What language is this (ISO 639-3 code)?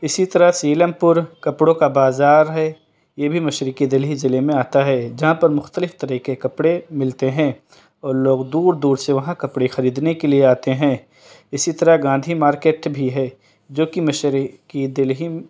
urd